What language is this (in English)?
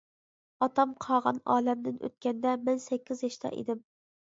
Uyghur